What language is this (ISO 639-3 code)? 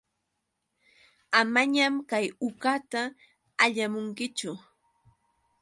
qux